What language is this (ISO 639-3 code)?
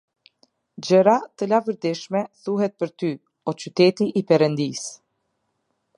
sqi